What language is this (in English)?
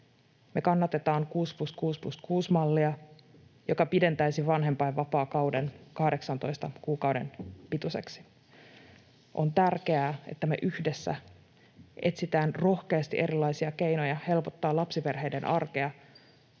Finnish